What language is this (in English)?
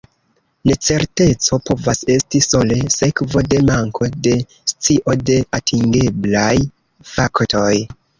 Esperanto